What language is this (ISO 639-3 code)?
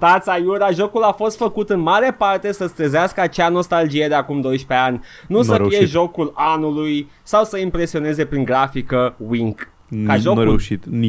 ron